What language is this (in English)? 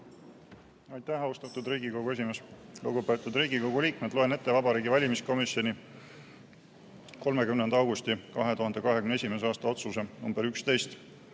Estonian